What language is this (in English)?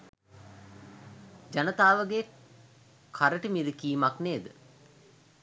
Sinhala